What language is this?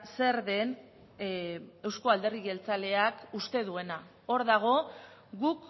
Basque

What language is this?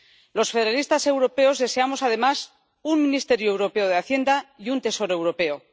Spanish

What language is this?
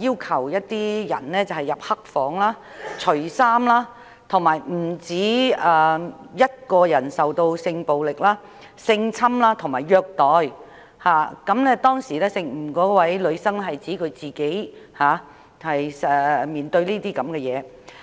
Cantonese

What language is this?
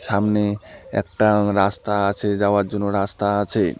Bangla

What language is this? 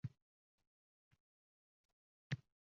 Uzbek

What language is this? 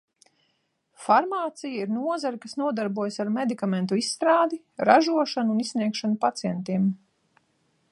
Latvian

